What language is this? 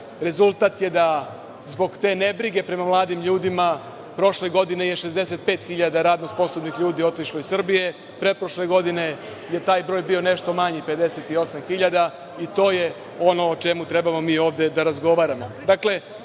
Serbian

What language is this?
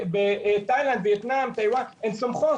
Hebrew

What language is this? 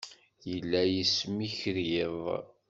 Kabyle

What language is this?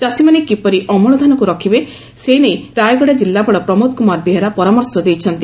Odia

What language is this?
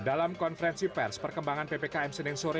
Indonesian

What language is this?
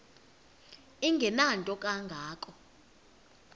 Xhosa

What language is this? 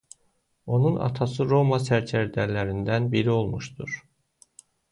Azerbaijani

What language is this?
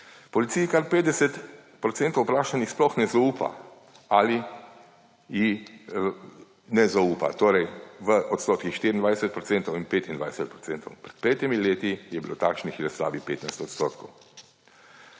Slovenian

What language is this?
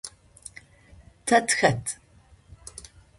Adyghe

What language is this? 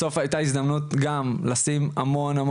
Hebrew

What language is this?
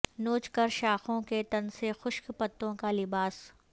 Urdu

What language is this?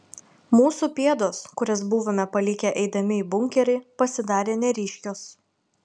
Lithuanian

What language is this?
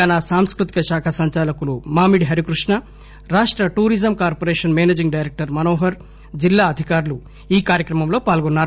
Telugu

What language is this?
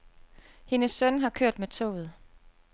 Danish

